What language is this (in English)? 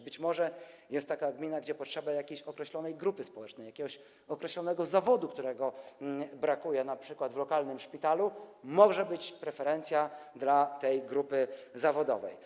Polish